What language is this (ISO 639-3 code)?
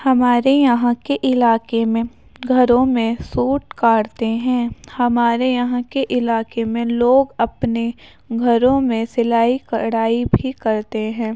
urd